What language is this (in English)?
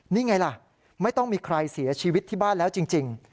Thai